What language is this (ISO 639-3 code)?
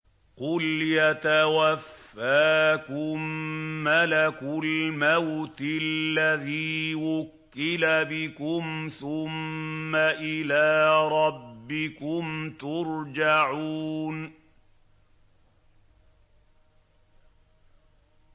ara